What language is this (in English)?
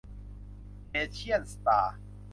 Thai